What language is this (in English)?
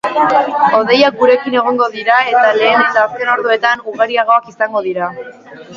Basque